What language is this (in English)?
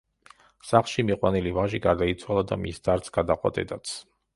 Georgian